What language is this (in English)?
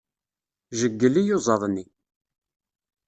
Kabyle